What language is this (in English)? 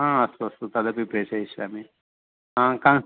Sanskrit